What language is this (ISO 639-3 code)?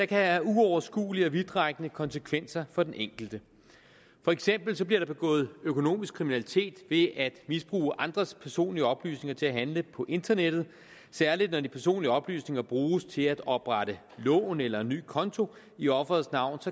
dan